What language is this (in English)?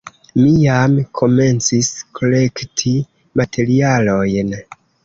Esperanto